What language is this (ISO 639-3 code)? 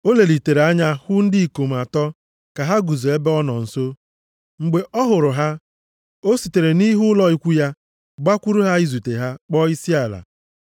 ibo